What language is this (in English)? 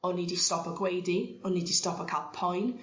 Welsh